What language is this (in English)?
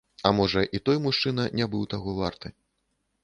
Belarusian